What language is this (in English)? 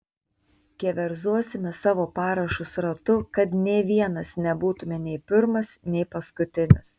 Lithuanian